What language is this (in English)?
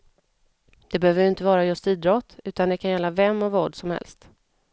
Swedish